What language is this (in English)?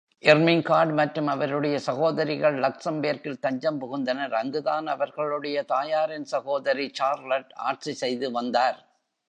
Tamil